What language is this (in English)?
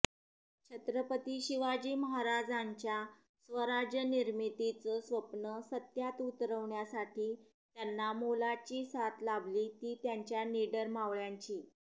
Marathi